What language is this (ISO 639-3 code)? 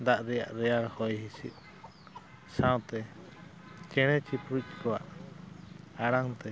sat